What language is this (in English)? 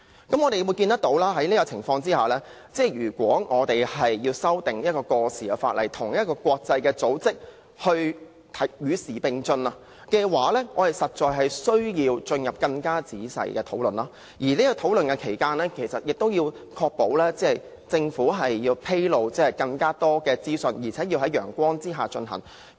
Cantonese